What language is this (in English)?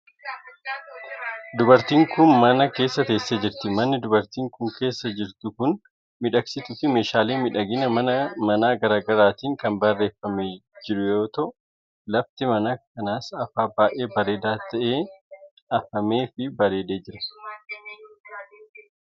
Oromo